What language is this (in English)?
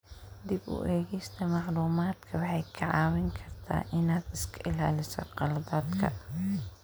Somali